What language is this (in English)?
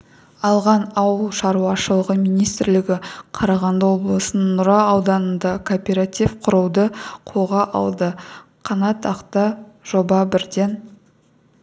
Kazakh